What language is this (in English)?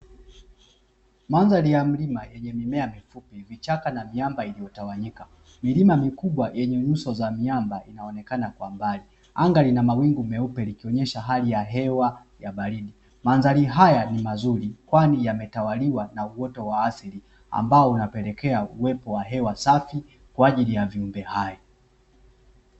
Swahili